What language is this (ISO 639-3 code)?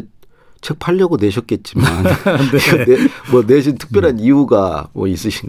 kor